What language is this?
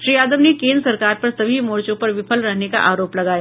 Hindi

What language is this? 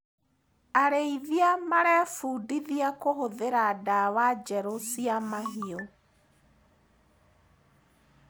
Kikuyu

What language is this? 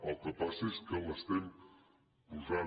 Catalan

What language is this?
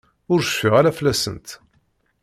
Kabyle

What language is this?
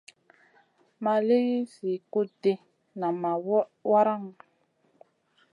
Masana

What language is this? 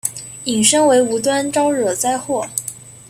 Chinese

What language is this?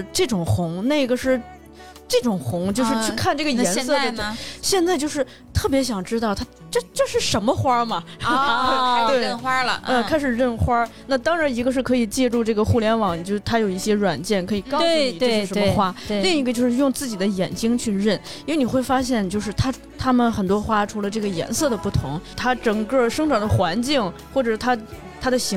Chinese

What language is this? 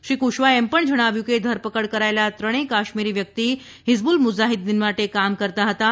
Gujarati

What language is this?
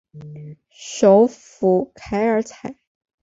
Chinese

